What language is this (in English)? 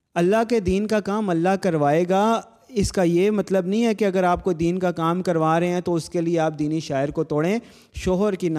Urdu